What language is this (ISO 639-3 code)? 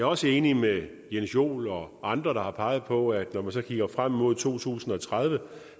dan